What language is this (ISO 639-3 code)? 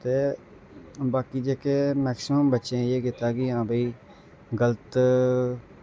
doi